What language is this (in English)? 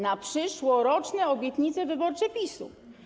Polish